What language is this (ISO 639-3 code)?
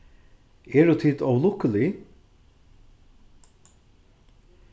fao